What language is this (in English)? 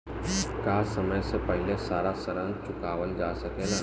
Bhojpuri